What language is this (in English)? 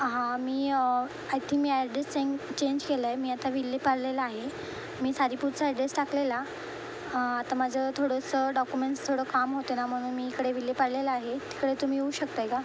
Marathi